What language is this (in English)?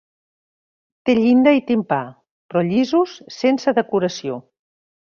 Catalan